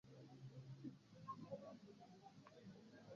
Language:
Swahili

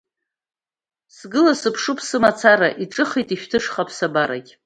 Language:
Abkhazian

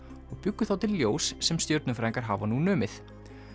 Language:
Icelandic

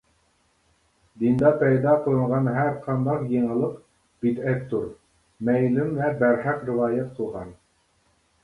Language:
Uyghur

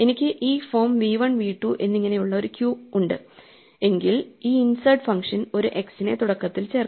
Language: Malayalam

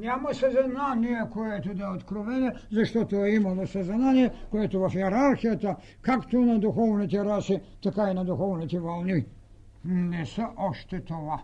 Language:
Bulgarian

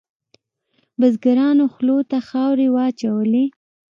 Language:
Pashto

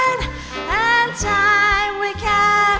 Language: Thai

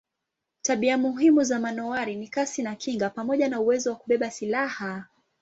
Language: Swahili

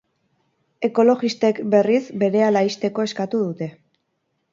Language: Basque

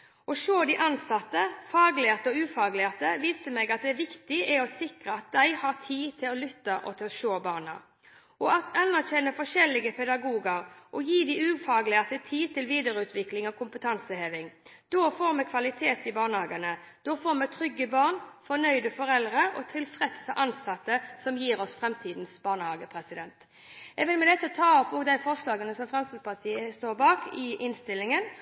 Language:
Norwegian Bokmål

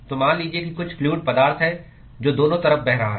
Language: Hindi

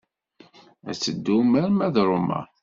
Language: Kabyle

